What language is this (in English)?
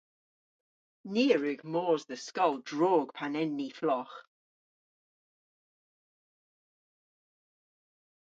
Cornish